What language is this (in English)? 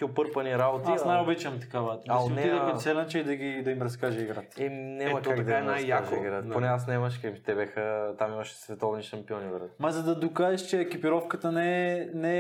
Bulgarian